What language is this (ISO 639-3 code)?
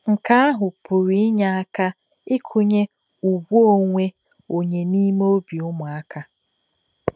ibo